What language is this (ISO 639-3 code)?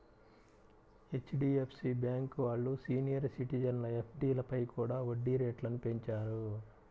tel